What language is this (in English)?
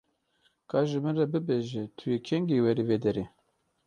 Kurdish